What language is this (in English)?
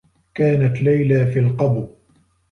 Arabic